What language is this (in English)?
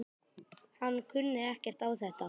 Icelandic